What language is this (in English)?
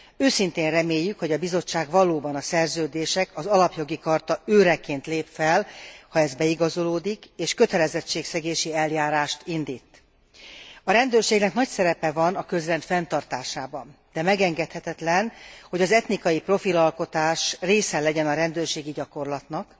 Hungarian